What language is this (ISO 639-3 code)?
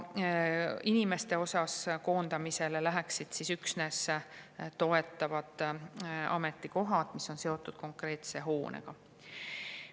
est